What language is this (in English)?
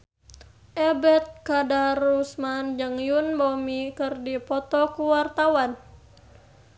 Sundanese